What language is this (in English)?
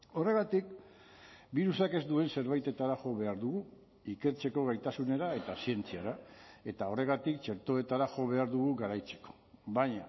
Basque